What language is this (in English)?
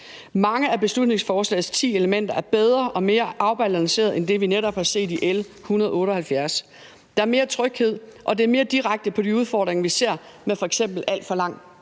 Danish